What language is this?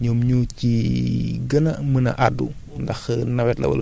Wolof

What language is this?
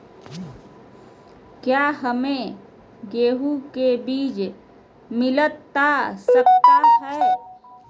Magahi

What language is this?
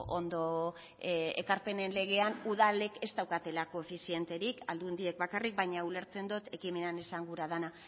Basque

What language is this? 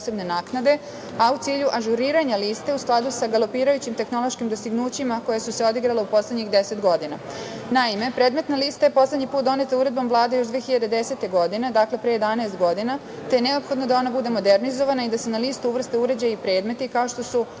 Serbian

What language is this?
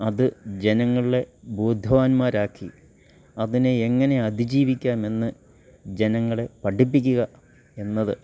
Malayalam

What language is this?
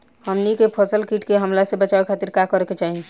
Bhojpuri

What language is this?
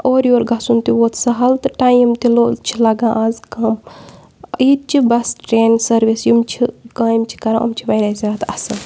Kashmiri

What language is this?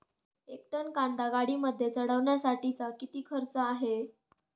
Marathi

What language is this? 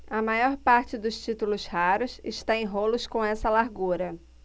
Portuguese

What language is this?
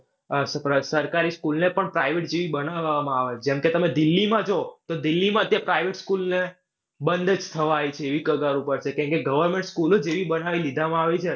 Gujarati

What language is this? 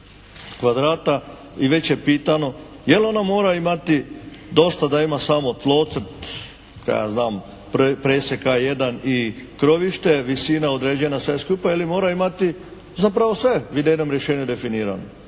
Croatian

